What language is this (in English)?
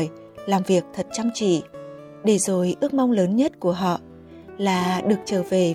Vietnamese